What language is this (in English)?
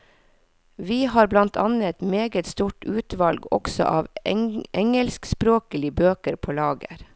Norwegian